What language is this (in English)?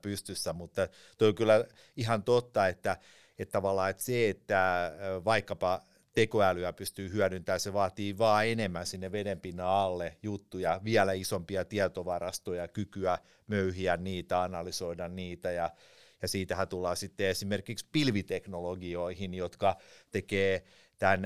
Finnish